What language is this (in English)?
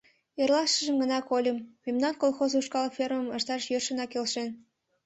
Mari